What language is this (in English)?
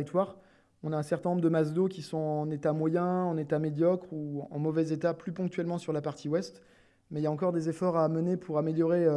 French